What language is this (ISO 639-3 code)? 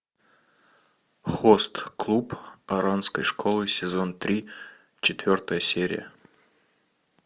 rus